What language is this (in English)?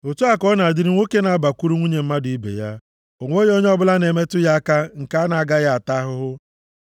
Igbo